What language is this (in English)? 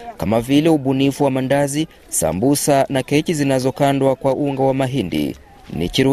Swahili